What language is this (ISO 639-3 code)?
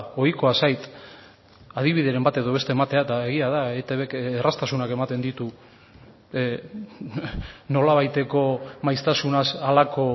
eus